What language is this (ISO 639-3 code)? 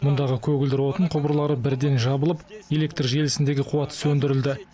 kaz